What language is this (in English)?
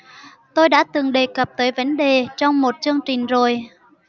Vietnamese